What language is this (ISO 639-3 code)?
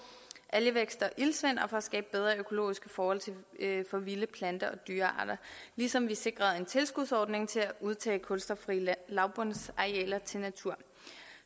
dan